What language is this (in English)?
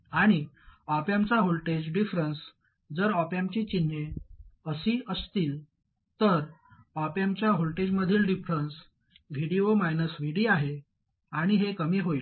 Marathi